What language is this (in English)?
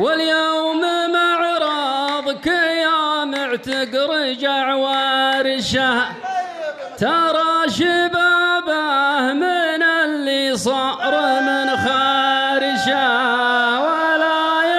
Arabic